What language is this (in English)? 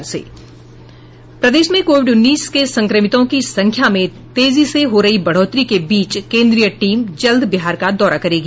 Hindi